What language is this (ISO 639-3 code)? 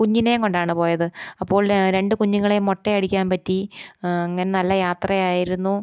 mal